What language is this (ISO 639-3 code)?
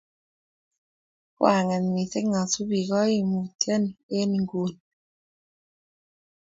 kln